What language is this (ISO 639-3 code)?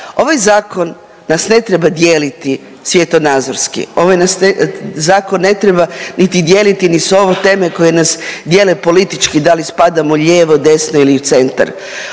hrv